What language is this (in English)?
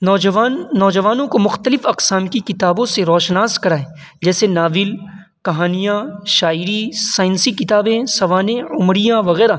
Urdu